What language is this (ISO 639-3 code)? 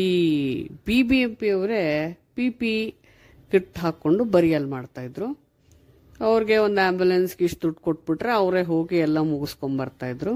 kan